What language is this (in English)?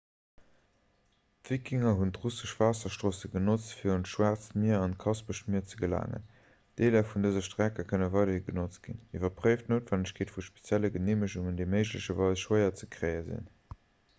Luxembourgish